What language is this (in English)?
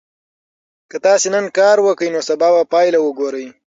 Pashto